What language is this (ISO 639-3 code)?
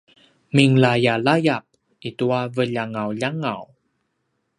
pwn